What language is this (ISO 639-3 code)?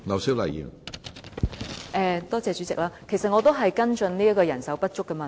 yue